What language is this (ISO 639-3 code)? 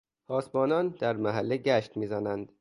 fas